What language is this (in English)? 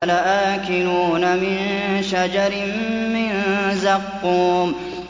Arabic